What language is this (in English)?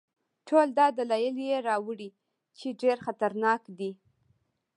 Pashto